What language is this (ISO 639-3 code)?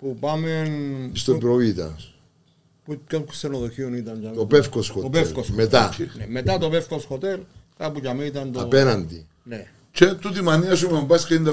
ell